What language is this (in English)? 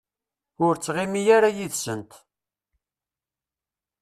Kabyle